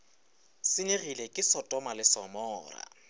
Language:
Northern Sotho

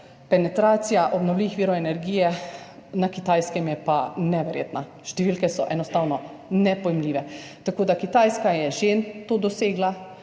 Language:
Slovenian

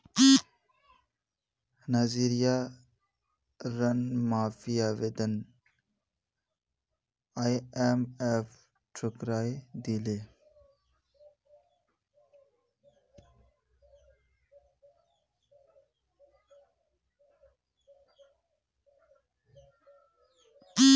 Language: Magahi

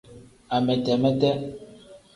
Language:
Tem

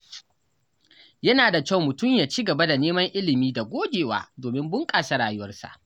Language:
Hausa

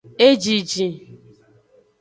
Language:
Aja (Benin)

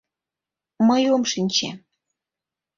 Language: Mari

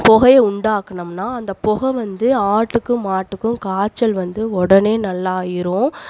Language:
Tamil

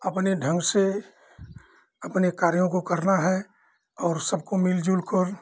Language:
Hindi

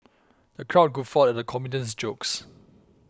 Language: English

